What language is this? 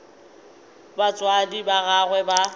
Northern Sotho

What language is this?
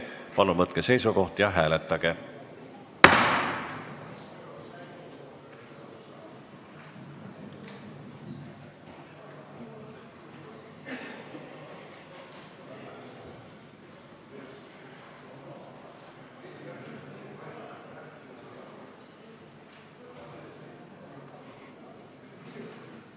Estonian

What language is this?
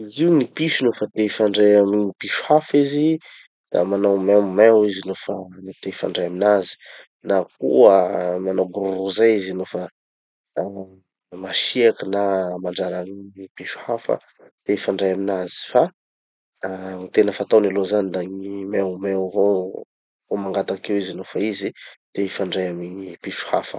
Tanosy Malagasy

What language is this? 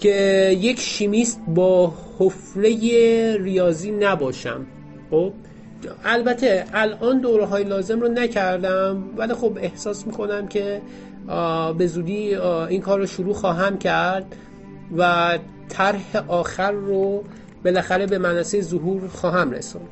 Persian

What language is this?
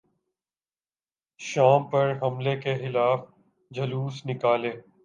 Urdu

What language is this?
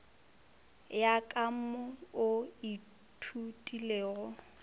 Northern Sotho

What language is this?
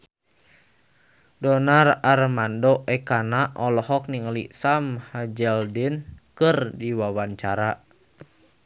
Sundanese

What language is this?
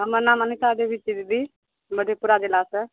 Maithili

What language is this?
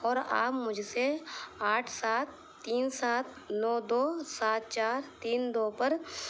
Urdu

